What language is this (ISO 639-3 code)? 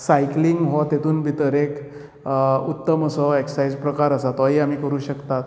kok